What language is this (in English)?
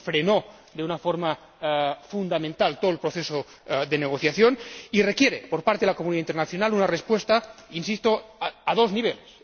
Spanish